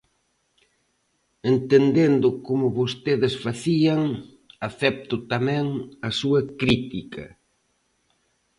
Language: Galician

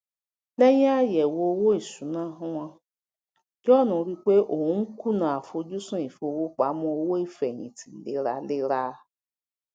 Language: Yoruba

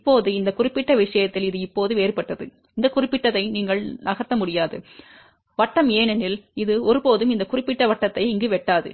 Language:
Tamil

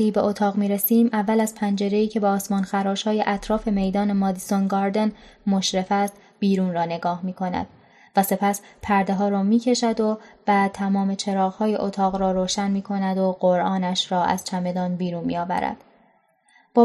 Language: Persian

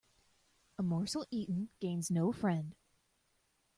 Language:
English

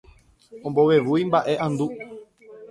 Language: Guarani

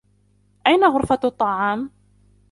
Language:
Arabic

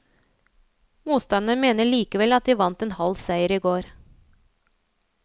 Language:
Norwegian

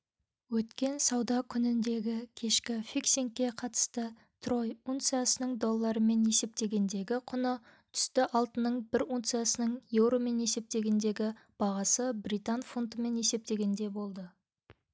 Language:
Kazakh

